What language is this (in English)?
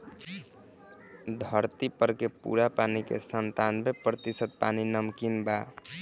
Bhojpuri